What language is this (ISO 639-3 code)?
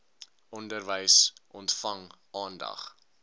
afr